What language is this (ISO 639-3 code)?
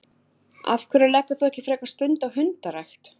isl